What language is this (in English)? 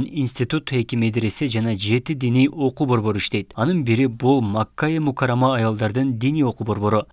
Turkish